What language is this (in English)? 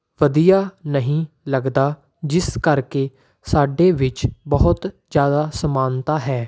Punjabi